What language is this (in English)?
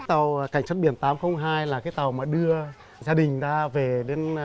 Vietnamese